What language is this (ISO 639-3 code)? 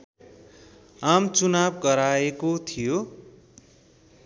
nep